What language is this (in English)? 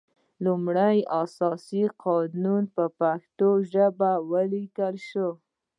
Pashto